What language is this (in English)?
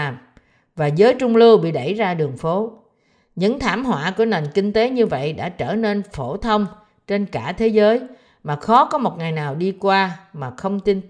Vietnamese